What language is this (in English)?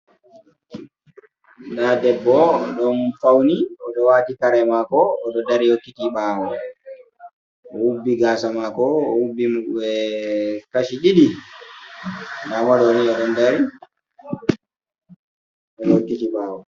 Fula